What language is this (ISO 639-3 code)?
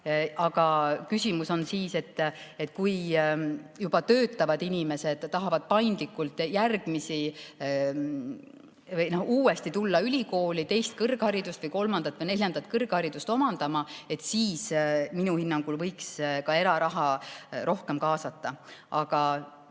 est